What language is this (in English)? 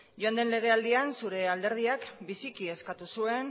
Basque